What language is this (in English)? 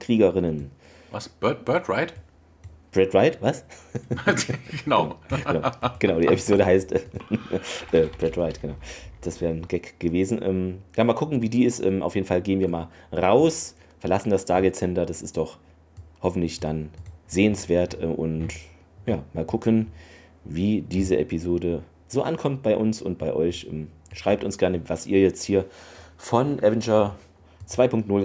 German